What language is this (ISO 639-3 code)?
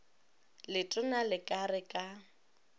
nso